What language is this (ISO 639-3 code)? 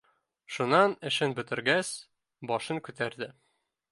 bak